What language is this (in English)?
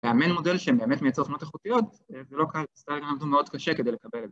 Hebrew